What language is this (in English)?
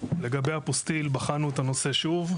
Hebrew